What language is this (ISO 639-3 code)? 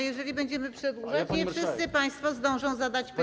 pol